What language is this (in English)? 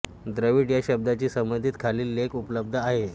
Marathi